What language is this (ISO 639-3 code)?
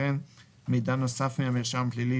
heb